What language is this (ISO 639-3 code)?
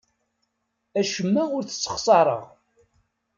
kab